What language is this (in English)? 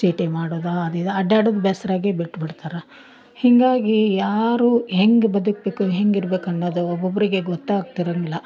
Kannada